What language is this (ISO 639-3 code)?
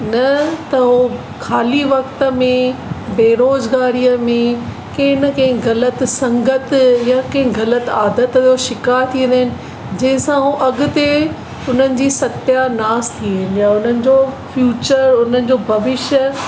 snd